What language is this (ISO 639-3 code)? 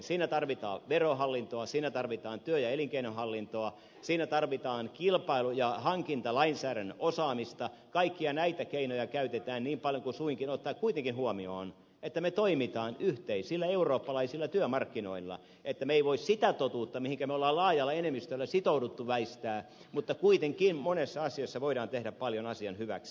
fin